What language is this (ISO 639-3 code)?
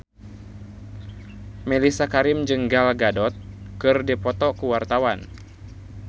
sun